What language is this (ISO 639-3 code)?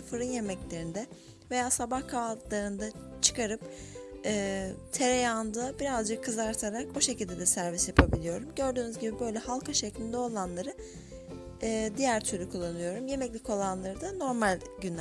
tur